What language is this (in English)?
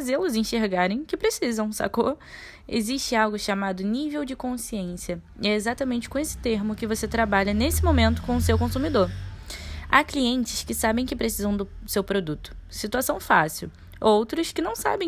Portuguese